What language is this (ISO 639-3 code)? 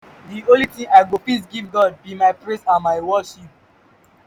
pcm